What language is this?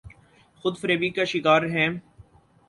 Urdu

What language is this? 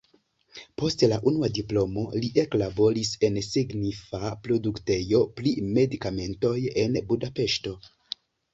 Esperanto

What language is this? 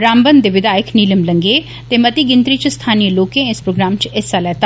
Dogri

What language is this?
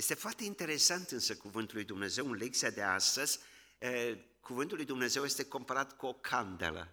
Romanian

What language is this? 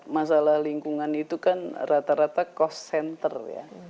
Indonesian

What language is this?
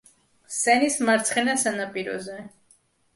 Georgian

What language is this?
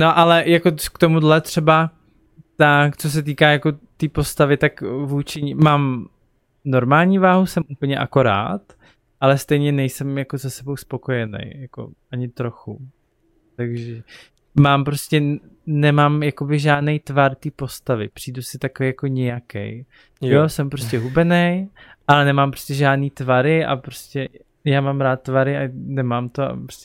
Czech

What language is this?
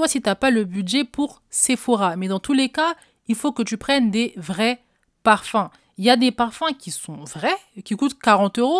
French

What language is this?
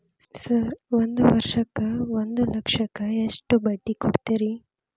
Kannada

